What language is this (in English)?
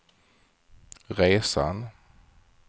Swedish